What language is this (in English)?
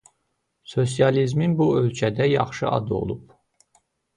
Azerbaijani